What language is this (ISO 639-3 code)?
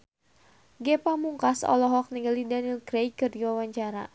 sun